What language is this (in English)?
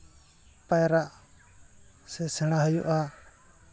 Santali